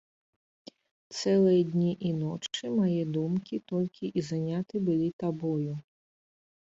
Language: Belarusian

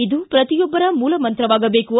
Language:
Kannada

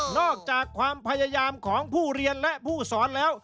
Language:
Thai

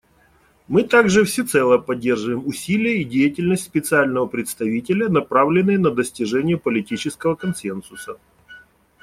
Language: Russian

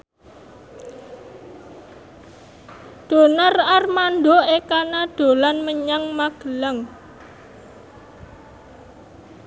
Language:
Javanese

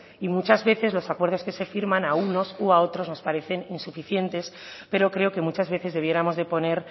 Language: Spanish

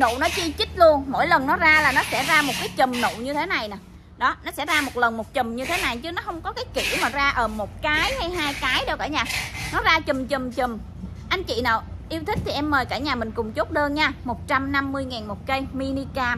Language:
Vietnamese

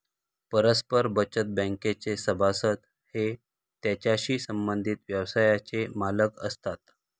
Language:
Marathi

